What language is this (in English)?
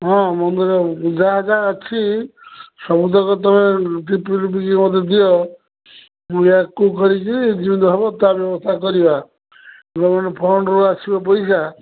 Odia